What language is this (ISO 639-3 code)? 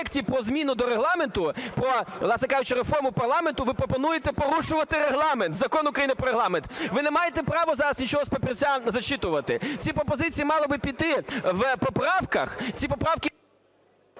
ukr